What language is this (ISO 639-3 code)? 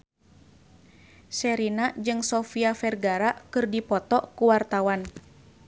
sun